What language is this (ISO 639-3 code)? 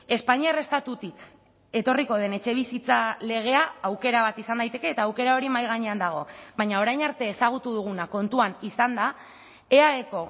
eus